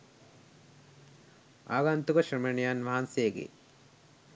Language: Sinhala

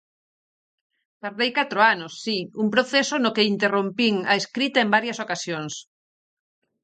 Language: Galician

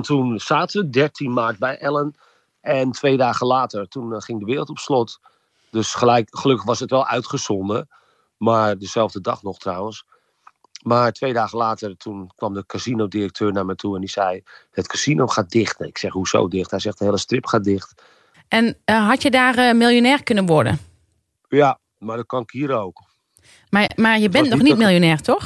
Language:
Dutch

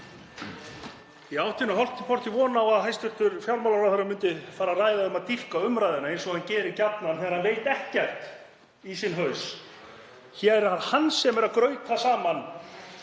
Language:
Icelandic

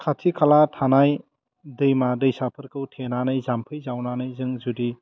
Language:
Bodo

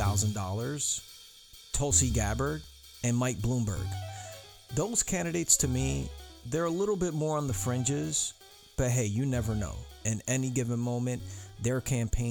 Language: English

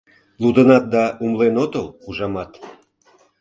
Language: Mari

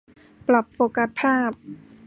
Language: Thai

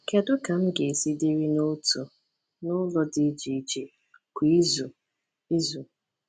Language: Igbo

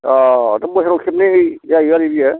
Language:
Bodo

